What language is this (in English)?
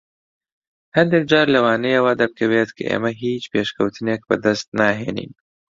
Central Kurdish